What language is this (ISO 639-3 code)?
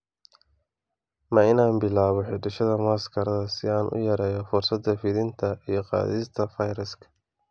som